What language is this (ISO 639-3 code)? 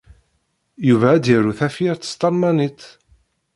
kab